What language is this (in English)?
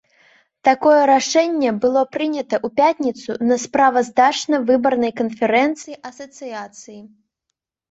Belarusian